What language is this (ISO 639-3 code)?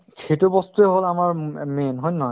asm